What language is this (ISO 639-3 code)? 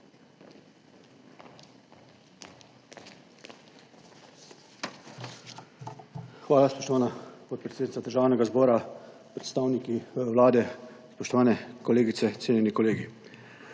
slv